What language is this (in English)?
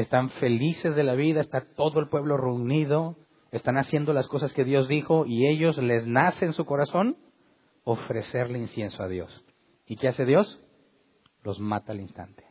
Spanish